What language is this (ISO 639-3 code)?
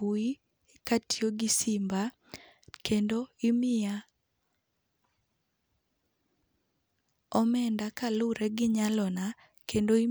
luo